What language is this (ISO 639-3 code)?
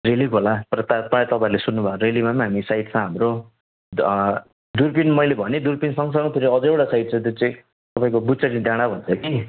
nep